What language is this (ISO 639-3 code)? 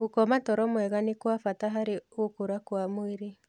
kik